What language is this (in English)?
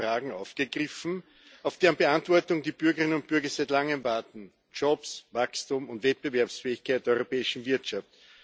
German